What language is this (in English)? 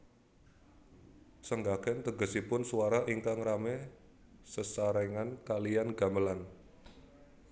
Javanese